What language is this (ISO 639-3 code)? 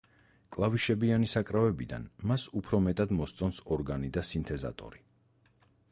kat